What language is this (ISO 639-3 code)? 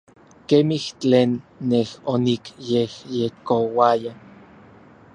nlv